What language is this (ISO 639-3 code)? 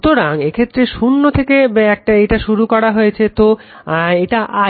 ben